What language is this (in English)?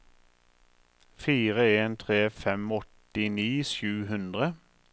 Norwegian